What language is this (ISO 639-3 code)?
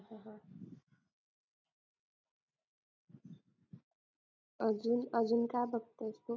mar